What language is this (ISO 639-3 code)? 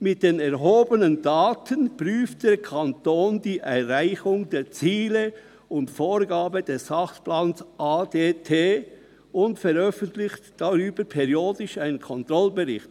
gsw